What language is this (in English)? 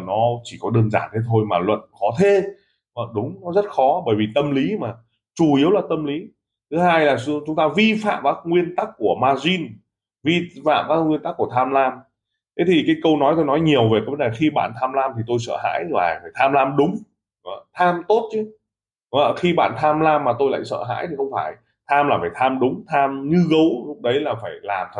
Vietnamese